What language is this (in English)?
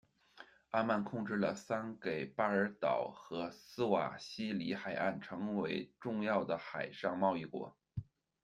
Chinese